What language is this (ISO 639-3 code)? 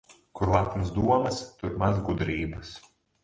lav